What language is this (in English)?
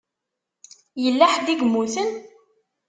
Kabyle